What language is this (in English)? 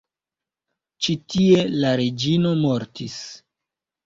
Esperanto